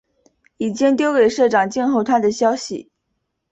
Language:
Chinese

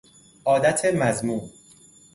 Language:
Persian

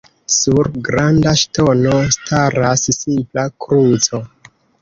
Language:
Esperanto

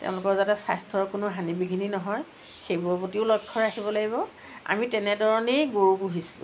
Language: Assamese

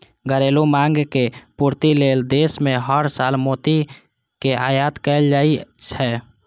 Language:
Maithili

